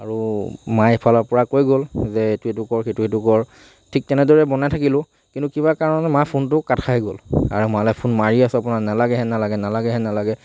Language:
Assamese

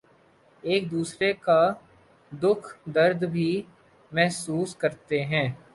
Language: Urdu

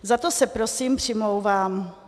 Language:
Czech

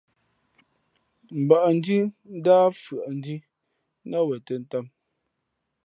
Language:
Fe'fe'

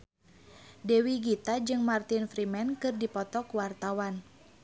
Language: Sundanese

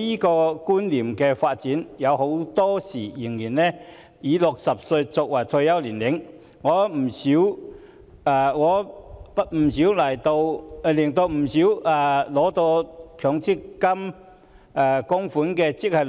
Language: Cantonese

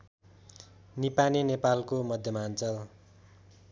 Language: Nepali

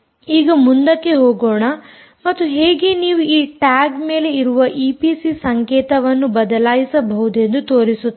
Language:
Kannada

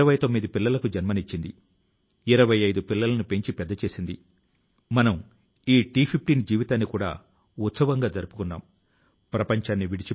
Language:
Telugu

